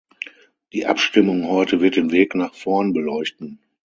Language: German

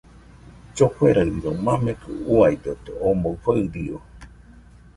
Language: Nüpode Huitoto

